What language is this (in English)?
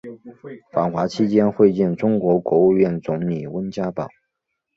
Chinese